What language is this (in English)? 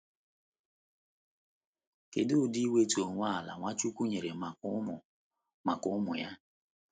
Igbo